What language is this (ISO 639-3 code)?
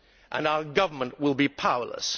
eng